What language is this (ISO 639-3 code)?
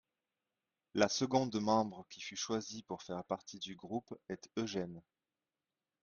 fra